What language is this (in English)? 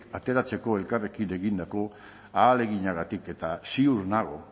Basque